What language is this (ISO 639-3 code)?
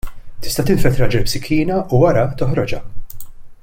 mlt